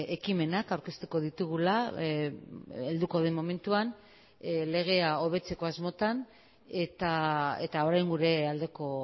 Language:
Basque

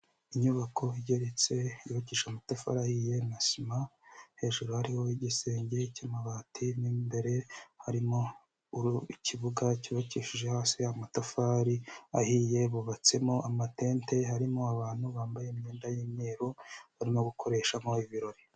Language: Kinyarwanda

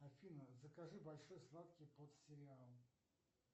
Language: Russian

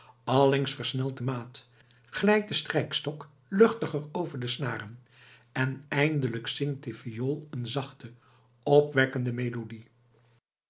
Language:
Dutch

